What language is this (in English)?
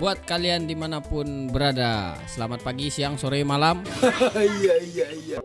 Indonesian